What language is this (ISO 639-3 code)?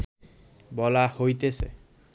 ben